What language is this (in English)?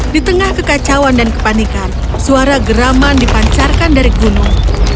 Indonesian